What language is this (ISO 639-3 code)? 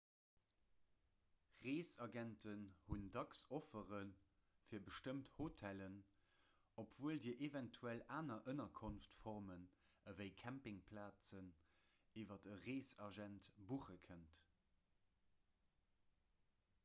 ltz